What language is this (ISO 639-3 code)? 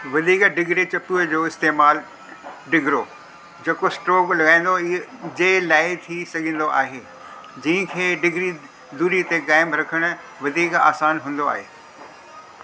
snd